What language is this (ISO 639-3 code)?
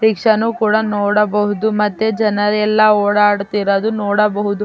kan